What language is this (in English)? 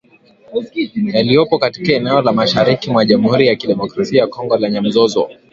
Swahili